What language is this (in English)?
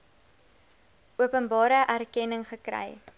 Afrikaans